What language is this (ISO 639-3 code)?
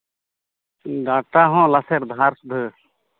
sat